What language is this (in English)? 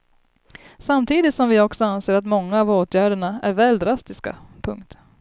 Swedish